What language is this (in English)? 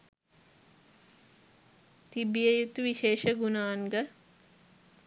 Sinhala